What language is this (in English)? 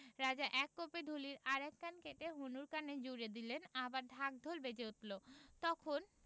Bangla